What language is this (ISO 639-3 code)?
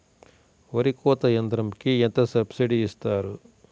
tel